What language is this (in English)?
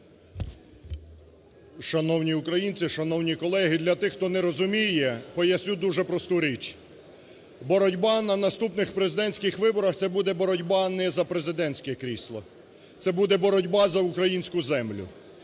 Ukrainian